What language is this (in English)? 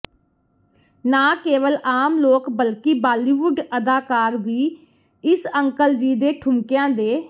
Punjabi